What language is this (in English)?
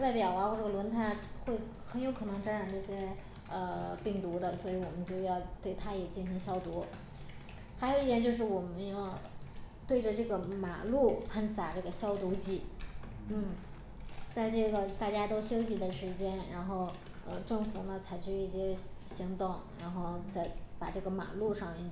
Chinese